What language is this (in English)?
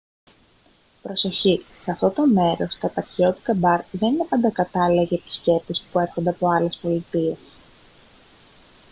Greek